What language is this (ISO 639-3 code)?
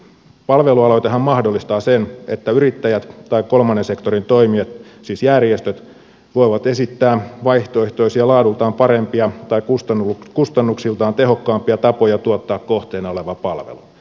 fin